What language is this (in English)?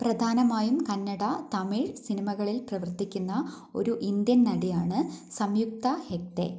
Malayalam